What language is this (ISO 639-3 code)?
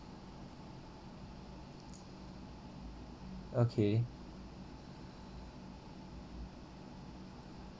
eng